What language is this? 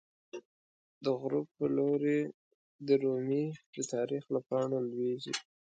Pashto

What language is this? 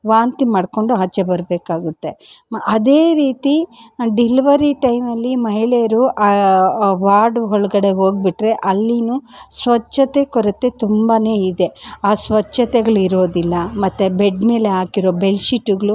Kannada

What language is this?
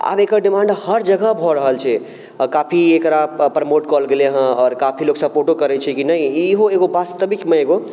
Maithili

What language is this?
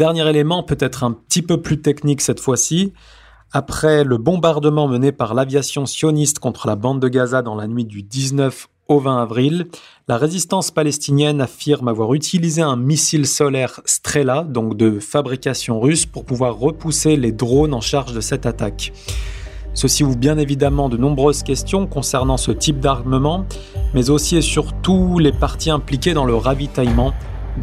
French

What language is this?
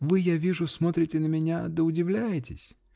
Russian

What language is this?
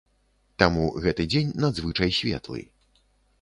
Belarusian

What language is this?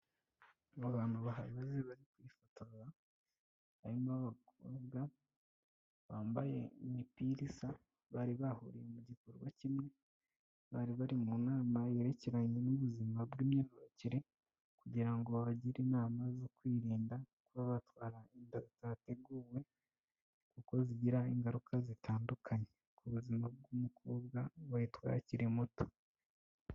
Kinyarwanda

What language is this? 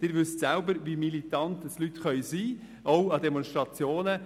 Swiss German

